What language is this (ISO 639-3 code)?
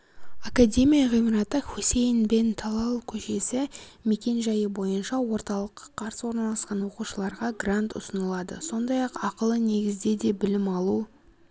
kaz